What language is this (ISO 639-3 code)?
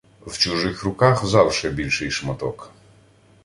ukr